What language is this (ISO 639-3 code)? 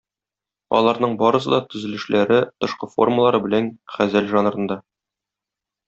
tat